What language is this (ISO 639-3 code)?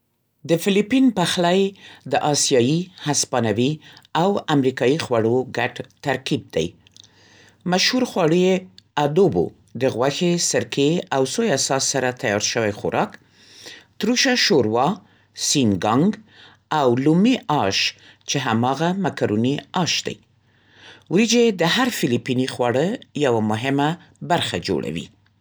pst